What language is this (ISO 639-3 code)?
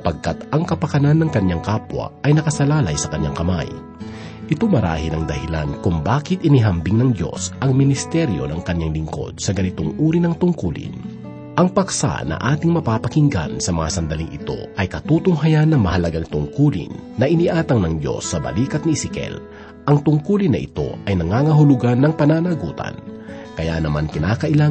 fil